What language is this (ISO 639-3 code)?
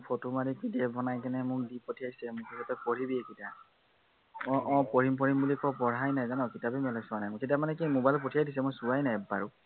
asm